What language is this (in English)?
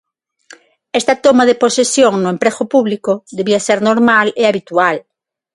Galician